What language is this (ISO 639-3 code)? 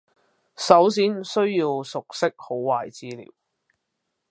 yue